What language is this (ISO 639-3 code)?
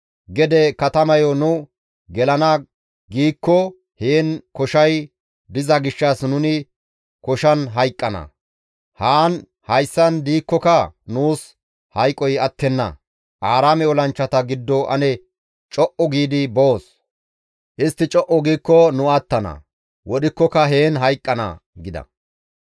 gmv